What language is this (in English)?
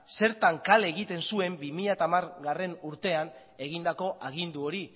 Basque